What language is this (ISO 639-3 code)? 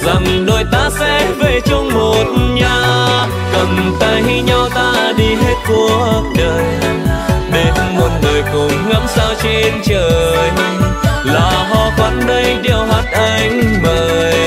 vie